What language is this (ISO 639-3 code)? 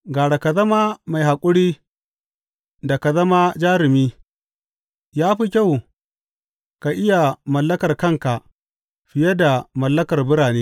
hau